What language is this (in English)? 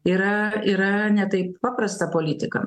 Lithuanian